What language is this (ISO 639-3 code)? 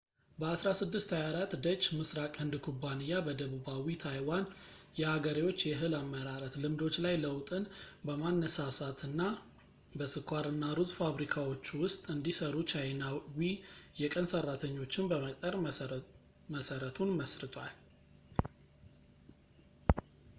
amh